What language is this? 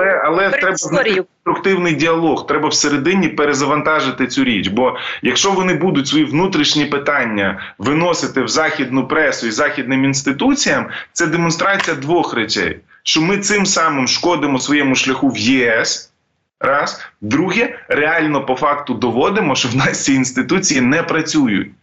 Ukrainian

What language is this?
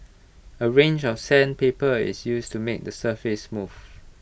English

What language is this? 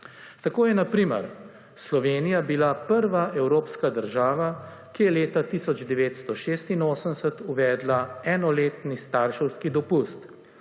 Slovenian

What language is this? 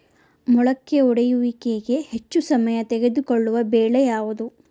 Kannada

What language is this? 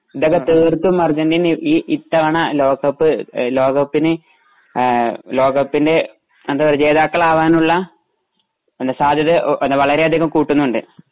Malayalam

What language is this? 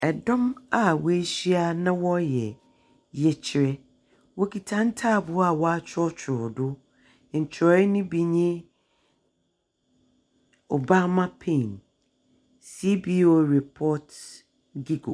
Akan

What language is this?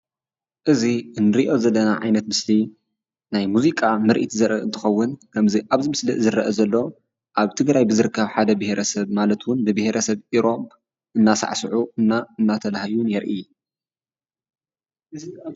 Tigrinya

